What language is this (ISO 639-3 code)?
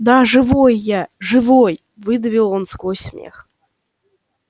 rus